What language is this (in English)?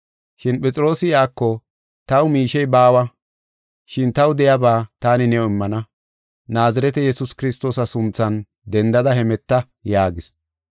Gofa